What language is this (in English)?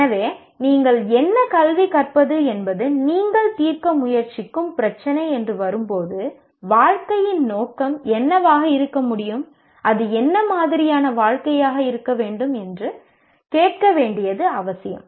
Tamil